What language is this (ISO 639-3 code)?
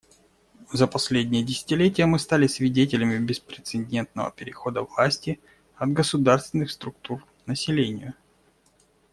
rus